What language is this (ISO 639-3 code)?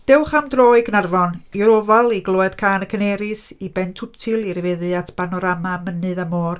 cym